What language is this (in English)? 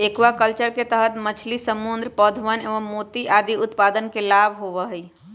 Magahi